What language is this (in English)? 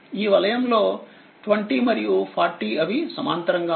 Telugu